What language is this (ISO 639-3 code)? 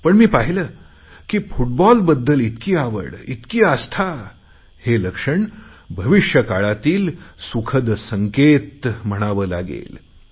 mar